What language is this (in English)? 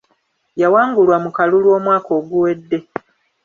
Ganda